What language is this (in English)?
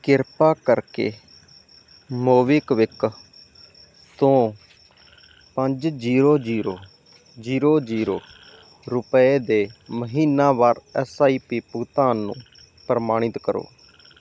Punjabi